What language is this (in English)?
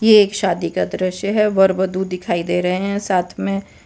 Hindi